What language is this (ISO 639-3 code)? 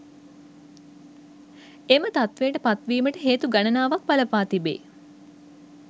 sin